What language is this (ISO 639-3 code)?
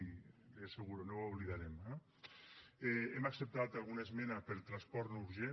cat